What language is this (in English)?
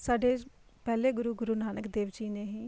Punjabi